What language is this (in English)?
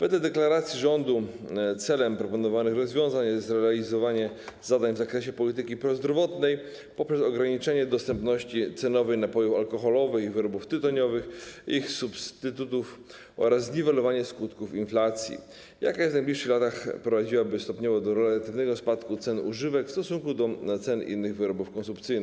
Polish